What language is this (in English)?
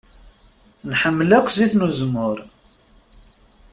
Kabyle